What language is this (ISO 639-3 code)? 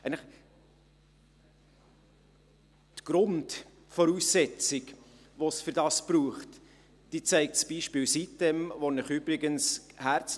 gsw